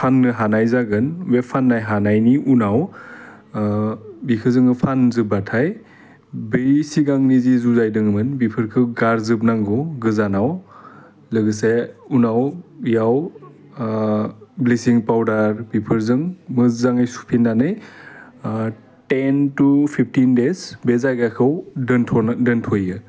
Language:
Bodo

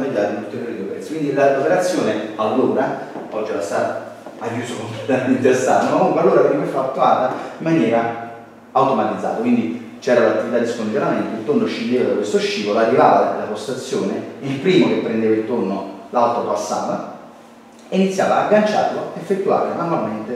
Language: Italian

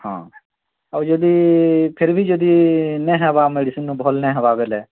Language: Odia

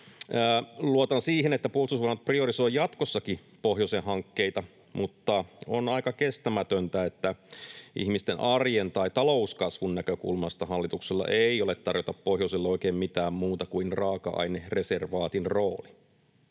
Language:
Finnish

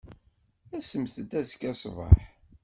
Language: Kabyle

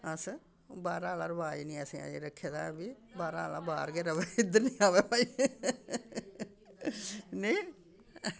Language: Dogri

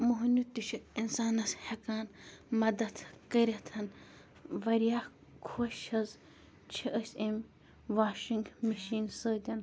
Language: Kashmiri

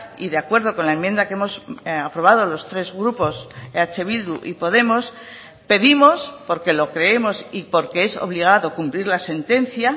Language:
Spanish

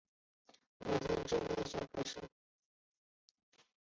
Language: Chinese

